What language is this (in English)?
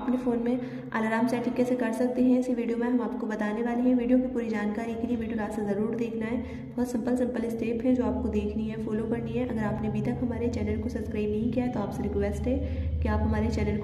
Hindi